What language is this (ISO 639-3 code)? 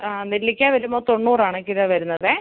mal